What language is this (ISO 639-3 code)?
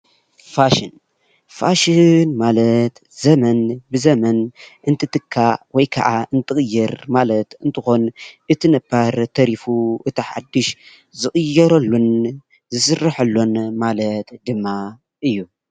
tir